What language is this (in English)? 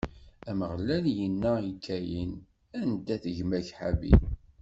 Kabyle